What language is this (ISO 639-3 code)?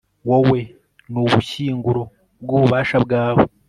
kin